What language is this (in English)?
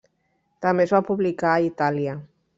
Catalan